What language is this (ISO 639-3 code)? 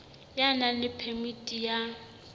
sot